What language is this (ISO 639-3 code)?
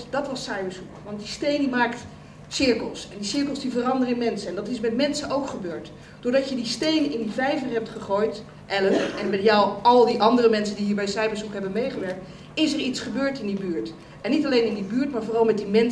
nld